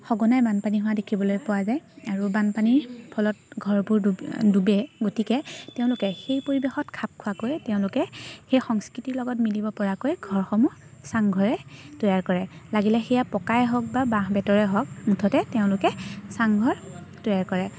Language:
Assamese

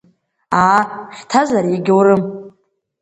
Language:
Abkhazian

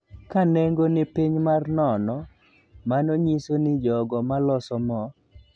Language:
Luo (Kenya and Tanzania)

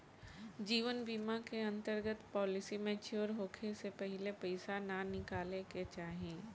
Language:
Bhojpuri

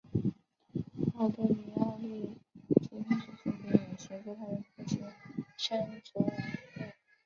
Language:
Chinese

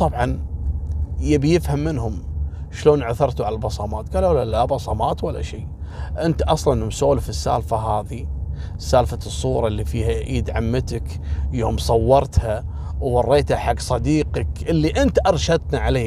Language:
Arabic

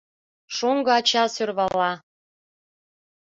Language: Mari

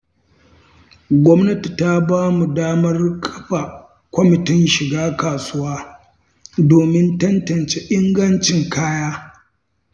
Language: Hausa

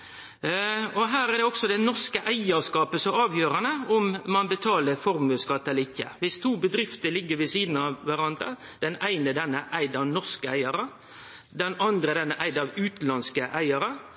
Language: Norwegian Nynorsk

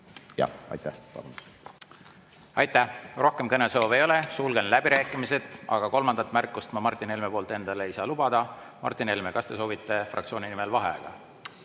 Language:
Estonian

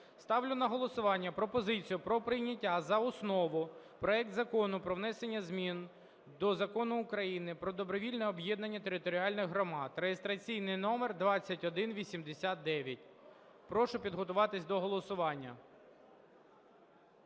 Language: Ukrainian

